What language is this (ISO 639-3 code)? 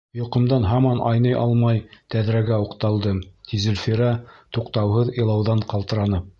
bak